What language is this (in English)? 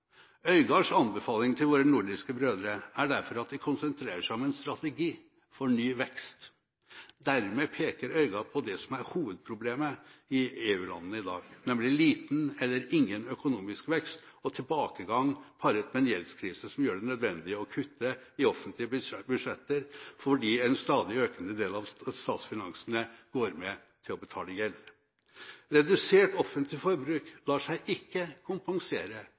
Norwegian Bokmål